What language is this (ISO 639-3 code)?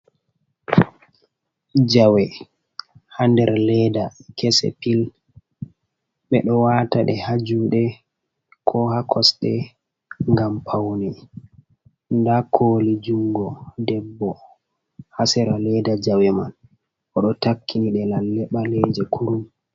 ful